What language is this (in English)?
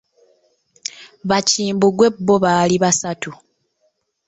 Ganda